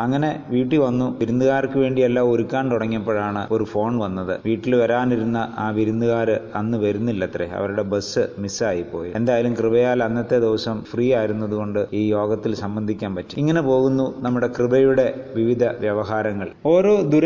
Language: Malayalam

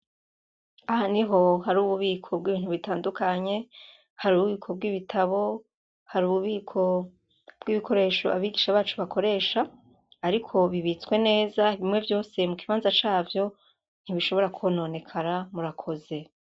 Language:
Rundi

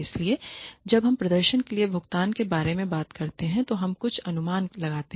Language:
Hindi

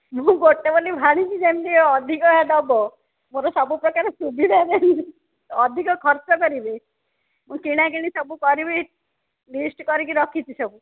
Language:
Odia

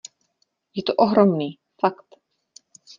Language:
Czech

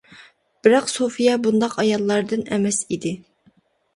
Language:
Uyghur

